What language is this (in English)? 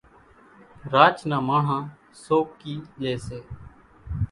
Kachi Koli